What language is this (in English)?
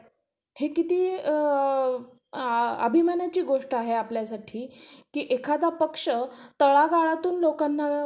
Marathi